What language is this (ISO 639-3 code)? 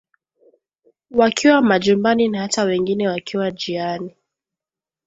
swa